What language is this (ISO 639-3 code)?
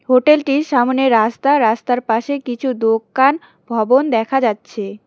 ben